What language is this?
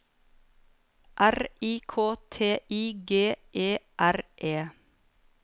Norwegian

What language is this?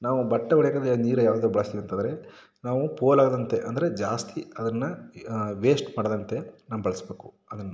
Kannada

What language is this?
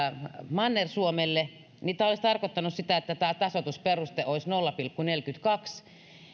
Finnish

